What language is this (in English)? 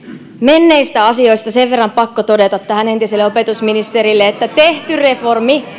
Finnish